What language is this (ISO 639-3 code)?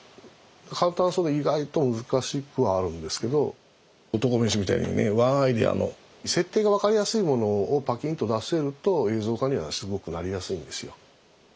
jpn